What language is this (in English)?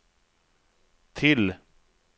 Swedish